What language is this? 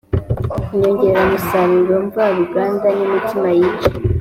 Kinyarwanda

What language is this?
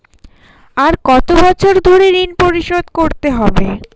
Bangla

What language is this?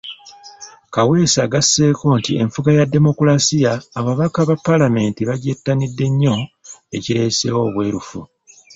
Ganda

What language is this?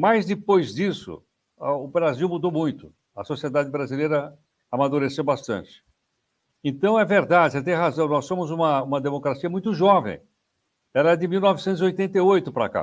Portuguese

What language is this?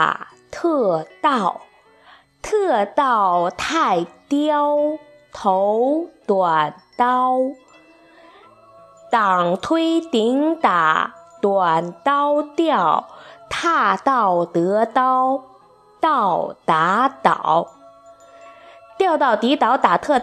Chinese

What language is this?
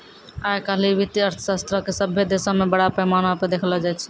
Maithili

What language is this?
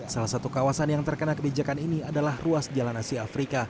Indonesian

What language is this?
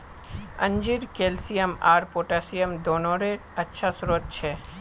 Magahi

